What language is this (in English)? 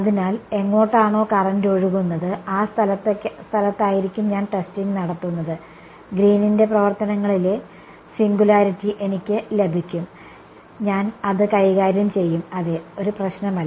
Malayalam